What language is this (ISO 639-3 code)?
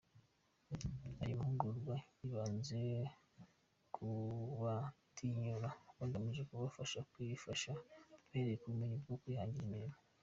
kin